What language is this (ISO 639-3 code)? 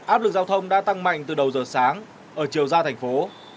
vie